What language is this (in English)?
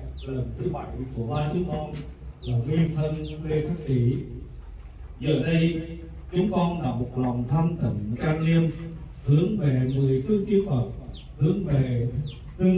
Vietnamese